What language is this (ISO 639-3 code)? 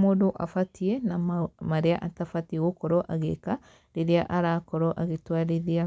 kik